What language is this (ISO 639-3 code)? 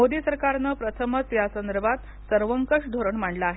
mar